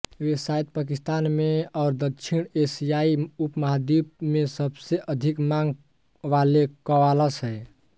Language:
Hindi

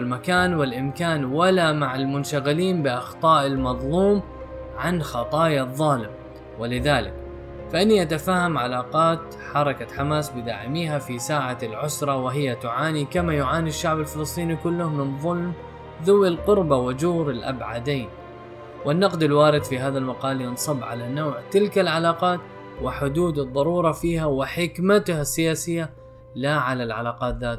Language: Arabic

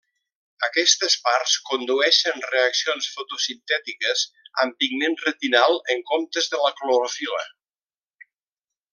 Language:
Catalan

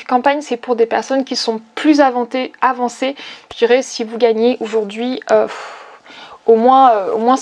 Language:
French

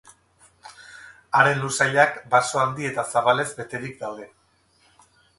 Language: Basque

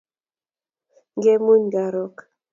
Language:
Kalenjin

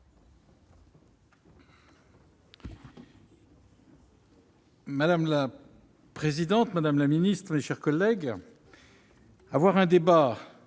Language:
French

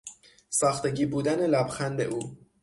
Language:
Persian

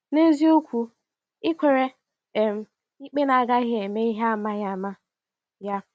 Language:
Igbo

